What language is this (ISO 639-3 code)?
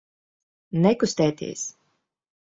lav